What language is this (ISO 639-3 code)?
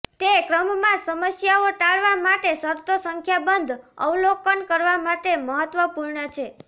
guj